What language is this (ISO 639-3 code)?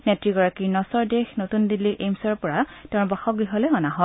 asm